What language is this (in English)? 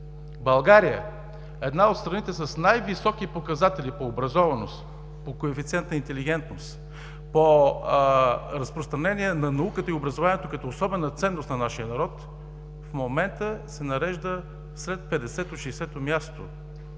Bulgarian